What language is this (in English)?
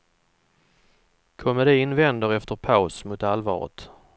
Swedish